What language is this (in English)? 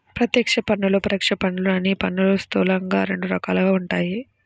Telugu